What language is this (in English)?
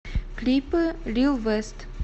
Russian